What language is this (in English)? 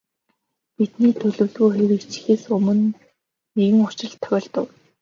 Mongolian